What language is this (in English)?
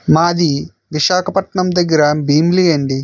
Telugu